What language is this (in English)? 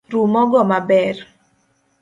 Luo (Kenya and Tanzania)